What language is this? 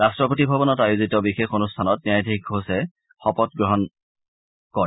Assamese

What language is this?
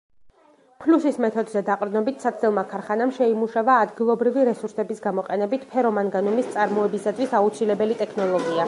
Georgian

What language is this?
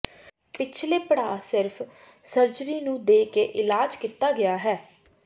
Punjabi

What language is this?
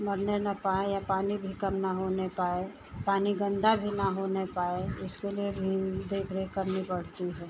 Hindi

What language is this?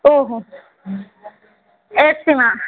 Gujarati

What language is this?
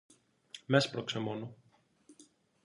Greek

